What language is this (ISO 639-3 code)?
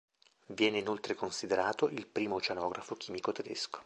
ita